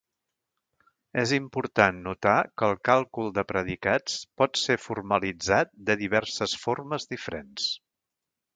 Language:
Catalan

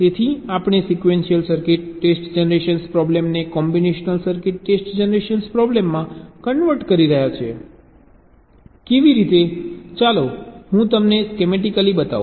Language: Gujarati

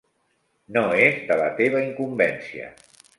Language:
Catalan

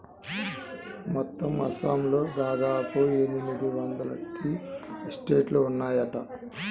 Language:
Telugu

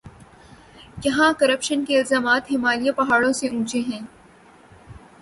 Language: Urdu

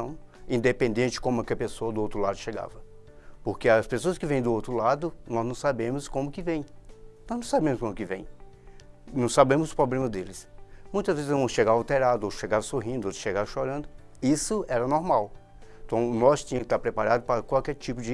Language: Portuguese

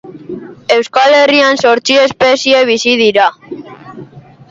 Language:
Basque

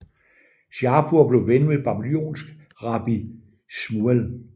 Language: Danish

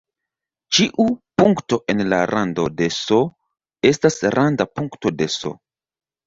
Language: Esperanto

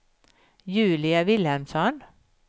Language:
Swedish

